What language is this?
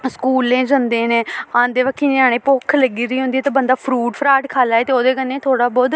Dogri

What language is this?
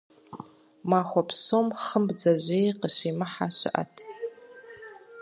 Kabardian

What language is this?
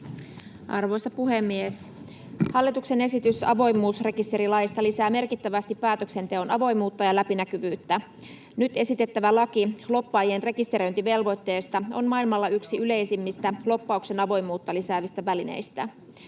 Finnish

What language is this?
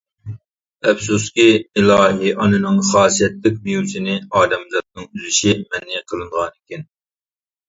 Uyghur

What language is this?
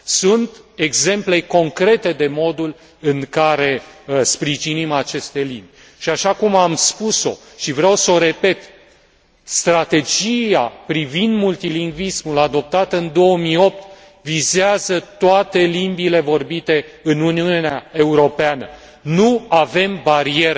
Romanian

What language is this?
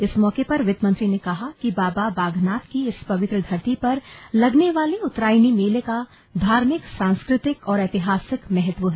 Hindi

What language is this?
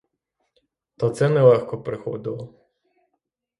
Ukrainian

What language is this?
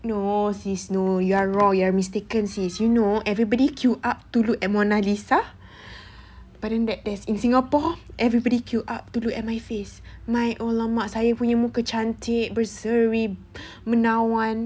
English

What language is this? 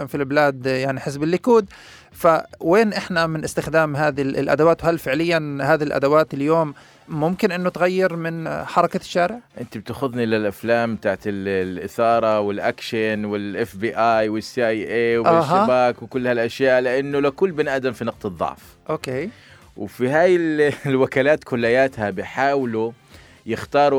Arabic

